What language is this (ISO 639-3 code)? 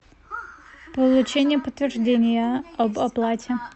rus